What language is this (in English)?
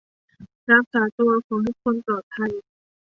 Thai